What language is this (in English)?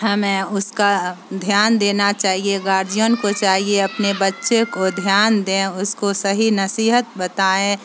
Urdu